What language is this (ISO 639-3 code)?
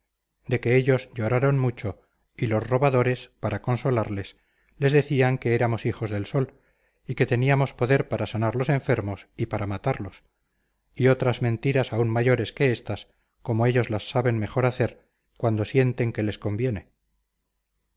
spa